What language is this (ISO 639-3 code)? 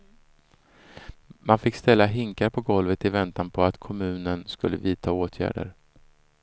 swe